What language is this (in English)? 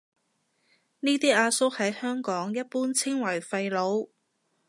Cantonese